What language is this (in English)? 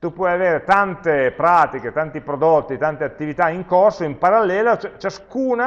Italian